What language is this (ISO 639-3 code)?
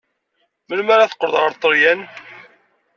kab